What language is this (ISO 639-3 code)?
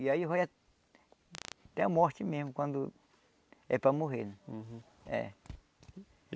por